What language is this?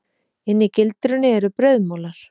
Icelandic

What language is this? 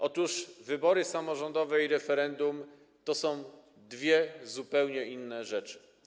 Polish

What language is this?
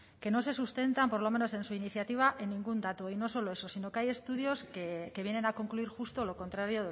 Spanish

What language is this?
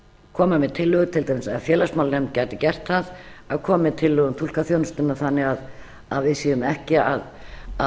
Icelandic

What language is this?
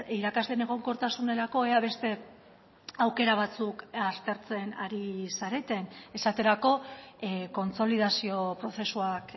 Basque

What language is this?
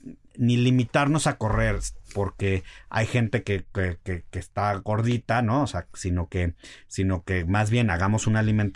Spanish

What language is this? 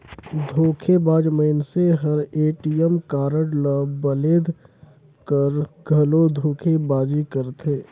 Chhattisgarhi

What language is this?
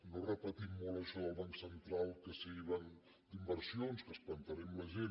Catalan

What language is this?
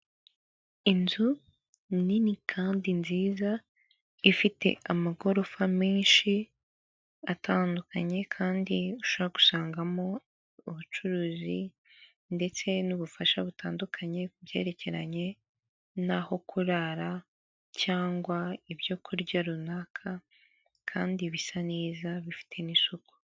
Kinyarwanda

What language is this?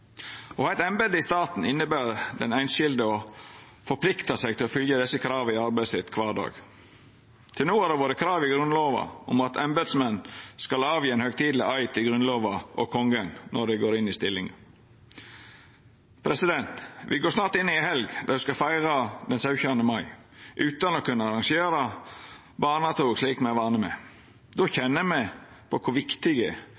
Norwegian Nynorsk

